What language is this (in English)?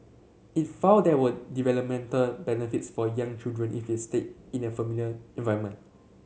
English